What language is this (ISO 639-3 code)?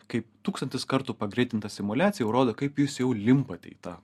lit